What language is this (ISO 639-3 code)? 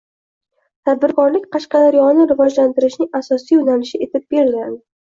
uzb